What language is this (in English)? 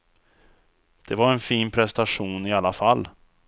Swedish